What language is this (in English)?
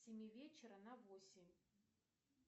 Russian